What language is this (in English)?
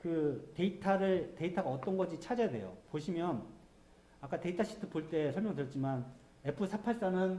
Korean